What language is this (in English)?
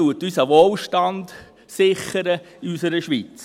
Swiss German